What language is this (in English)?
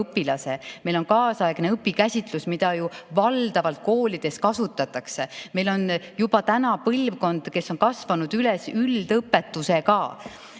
Estonian